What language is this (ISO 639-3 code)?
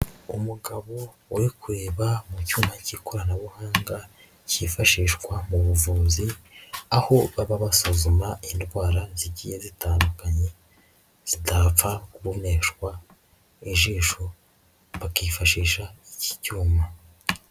kin